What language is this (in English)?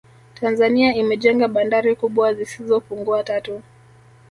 Swahili